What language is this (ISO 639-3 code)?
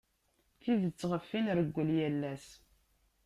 kab